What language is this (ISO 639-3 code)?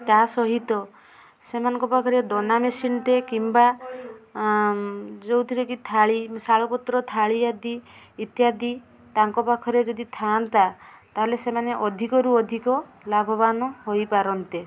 ori